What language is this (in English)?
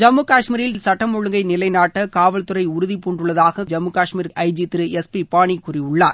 Tamil